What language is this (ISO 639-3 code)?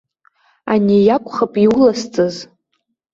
abk